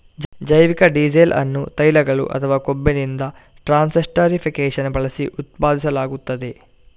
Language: Kannada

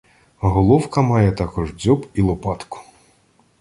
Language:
Ukrainian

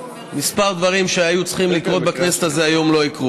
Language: Hebrew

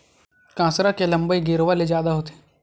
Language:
Chhattisgarhi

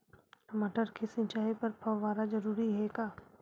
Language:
Chhattisgarhi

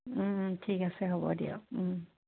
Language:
Assamese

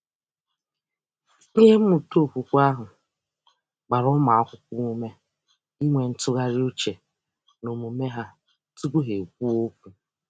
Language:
Igbo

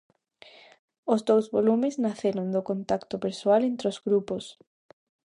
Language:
Galician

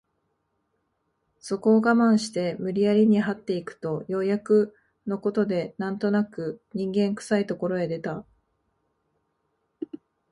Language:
Japanese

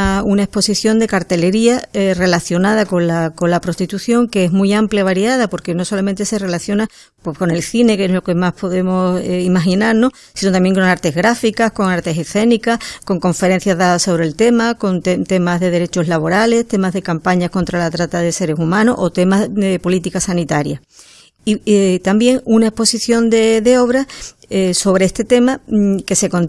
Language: Spanish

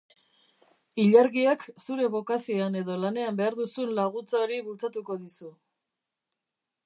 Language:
Basque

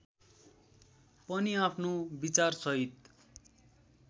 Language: Nepali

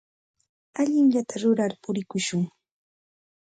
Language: Santa Ana de Tusi Pasco Quechua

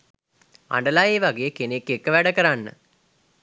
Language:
Sinhala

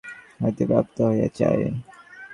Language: Bangla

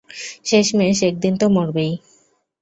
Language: Bangla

